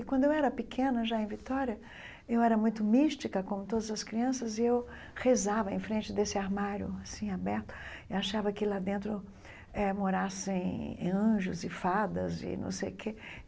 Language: Portuguese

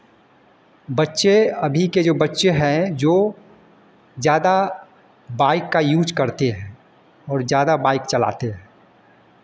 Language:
Hindi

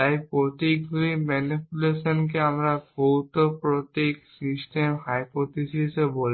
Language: Bangla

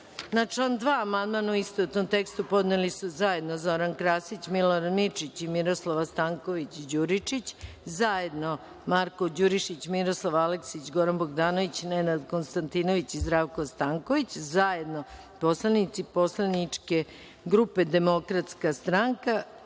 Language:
Serbian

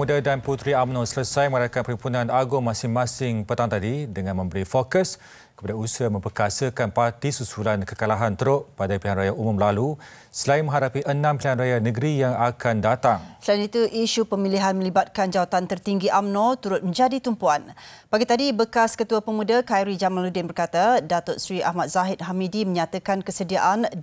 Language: Malay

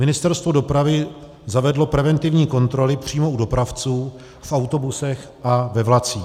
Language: Czech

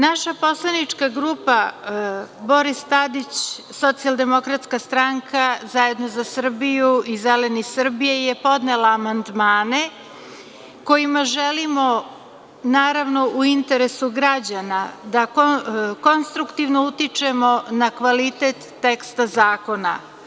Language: Serbian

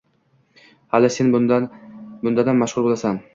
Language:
Uzbek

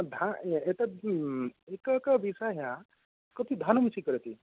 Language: Sanskrit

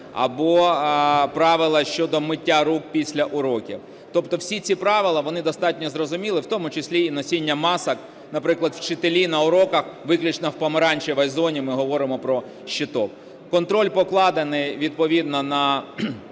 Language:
Ukrainian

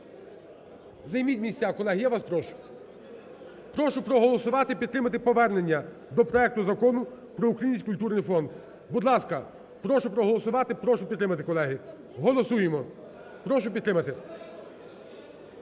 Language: Ukrainian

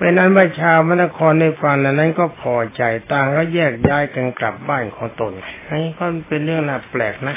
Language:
Thai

